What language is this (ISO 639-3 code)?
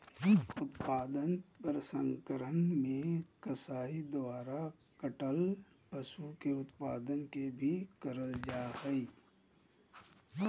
mag